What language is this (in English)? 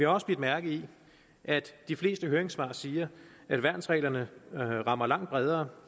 Danish